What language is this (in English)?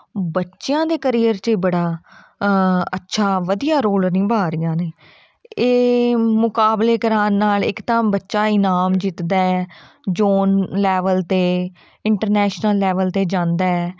Punjabi